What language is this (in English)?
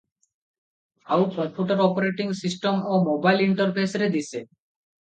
Odia